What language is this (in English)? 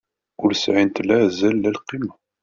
Kabyle